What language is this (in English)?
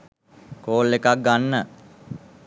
Sinhala